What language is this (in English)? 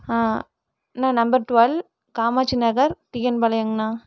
Tamil